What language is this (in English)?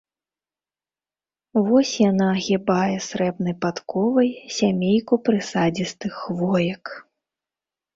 Belarusian